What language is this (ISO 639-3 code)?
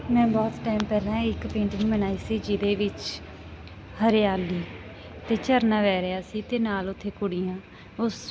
pan